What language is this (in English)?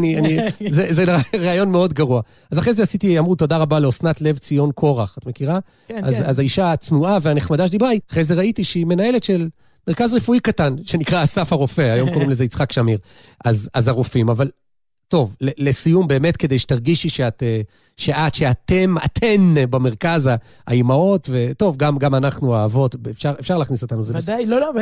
Hebrew